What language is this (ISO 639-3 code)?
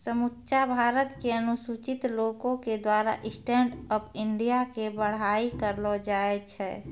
mai